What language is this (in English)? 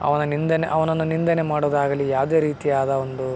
Kannada